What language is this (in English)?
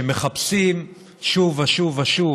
Hebrew